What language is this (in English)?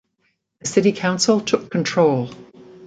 English